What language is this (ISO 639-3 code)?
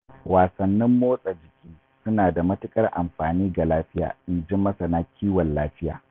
hau